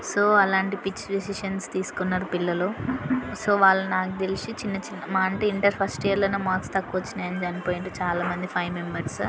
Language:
Telugu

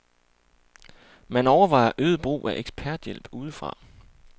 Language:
Danish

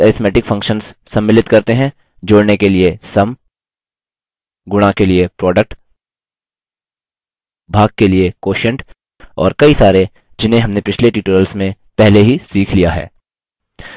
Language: Hindi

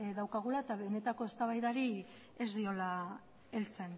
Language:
Basque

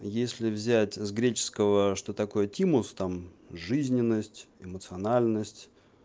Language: Russian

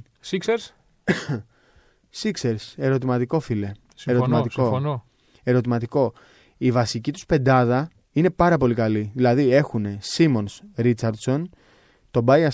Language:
Greek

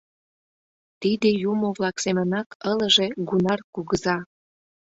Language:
Mari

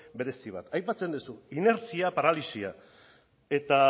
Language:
Basque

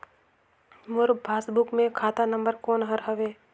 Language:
Chhattisgarhi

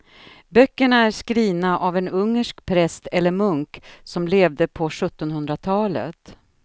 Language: Swedish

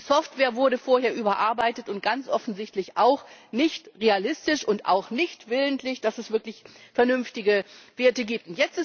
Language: German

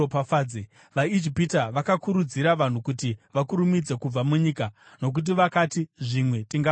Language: Shona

